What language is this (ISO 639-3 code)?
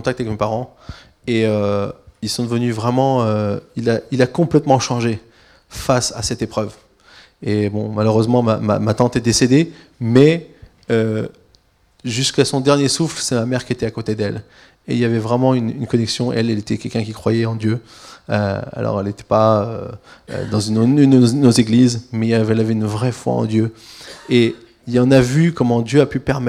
fra